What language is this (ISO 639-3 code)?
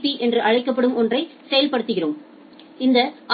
tam